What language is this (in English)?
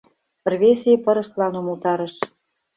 Mari